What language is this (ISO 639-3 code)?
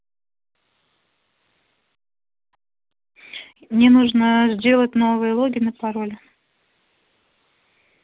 rus